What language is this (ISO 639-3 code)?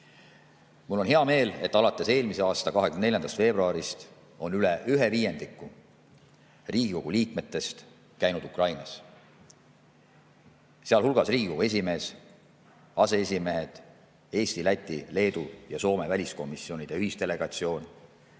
est